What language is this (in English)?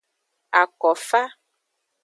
Aja (Benin)